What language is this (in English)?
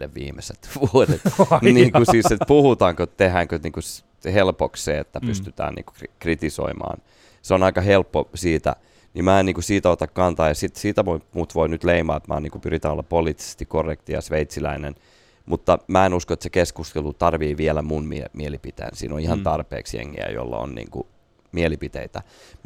Finnish